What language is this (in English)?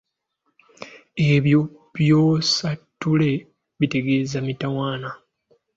Ganda